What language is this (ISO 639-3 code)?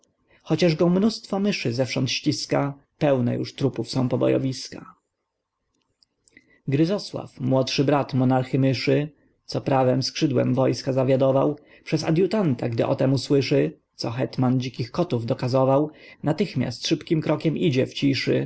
pol